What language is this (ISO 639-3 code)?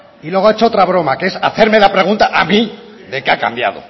spa